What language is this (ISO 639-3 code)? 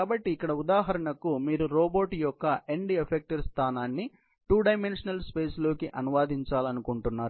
tel